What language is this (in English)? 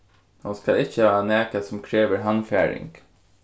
Faroese